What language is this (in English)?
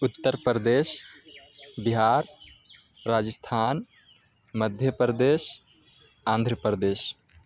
Urdu